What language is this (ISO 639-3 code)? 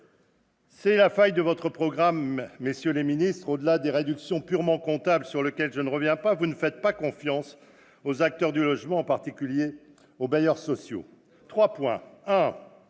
fra